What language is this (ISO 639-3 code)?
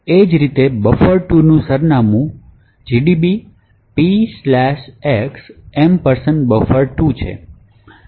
guj